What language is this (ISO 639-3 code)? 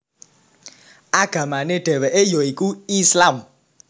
jav